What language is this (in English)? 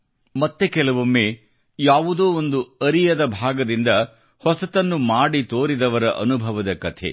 Kannada